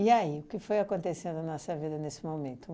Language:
Portuguese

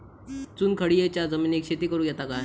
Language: Marathi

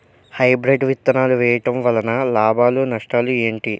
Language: Telugu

